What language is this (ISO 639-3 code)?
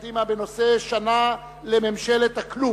heb